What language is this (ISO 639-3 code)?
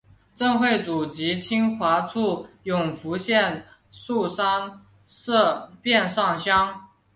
zho